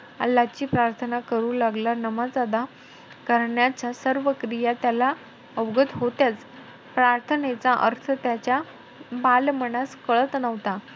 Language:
Marathi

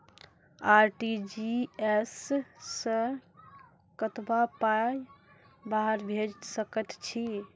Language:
Maithili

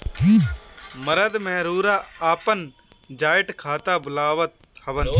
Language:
Bhojpuri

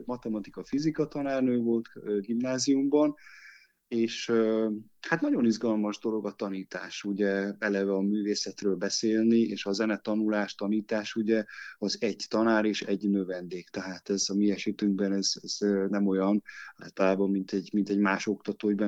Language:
Hungarian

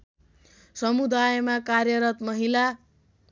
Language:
Nepali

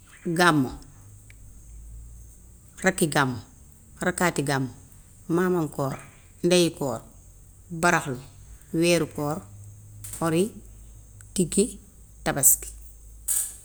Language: Gambian Wolof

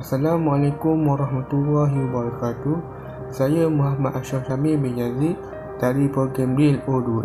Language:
Malay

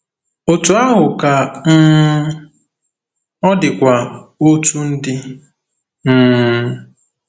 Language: Igbo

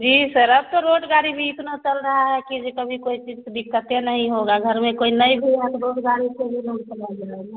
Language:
Hindi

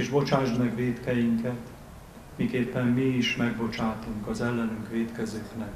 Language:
Hungarian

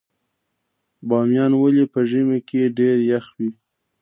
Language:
Pashto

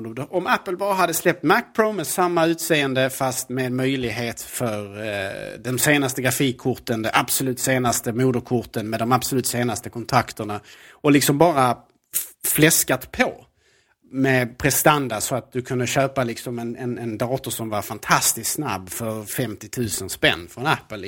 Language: Swedish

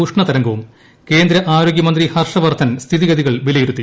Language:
Malayalam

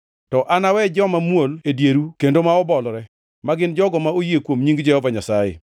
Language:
Luo (Kenya and Tanzania)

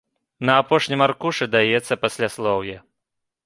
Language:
Belarusian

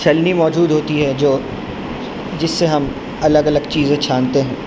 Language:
Urdu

